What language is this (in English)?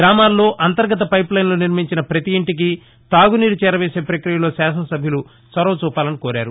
Telugu